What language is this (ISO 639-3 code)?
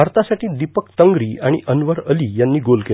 mar